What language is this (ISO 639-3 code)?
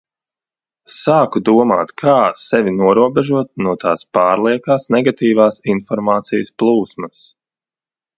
lav